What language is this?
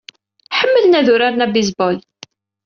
Kabyle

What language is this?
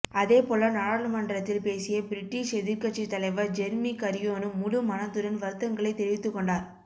Tamil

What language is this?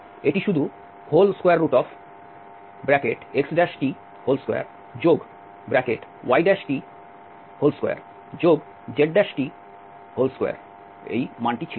Bangla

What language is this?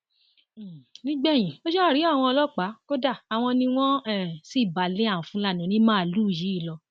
Yoruba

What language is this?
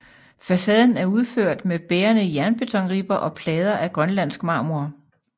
Danish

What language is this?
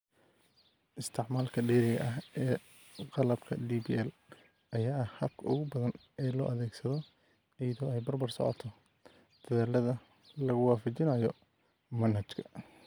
Somali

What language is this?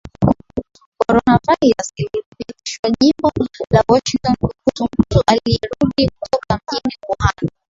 Swahili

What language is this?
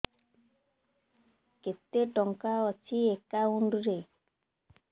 Odia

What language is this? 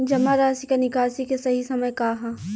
Bhojpuri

